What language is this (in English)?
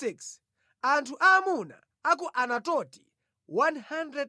Nyanja